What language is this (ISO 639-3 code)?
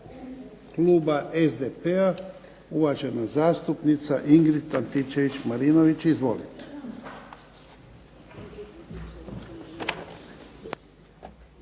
hrv